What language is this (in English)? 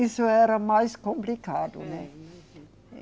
Portuguese